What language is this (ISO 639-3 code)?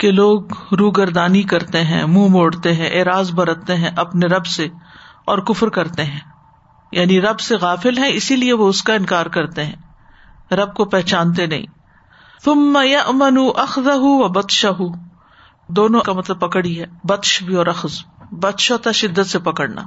urd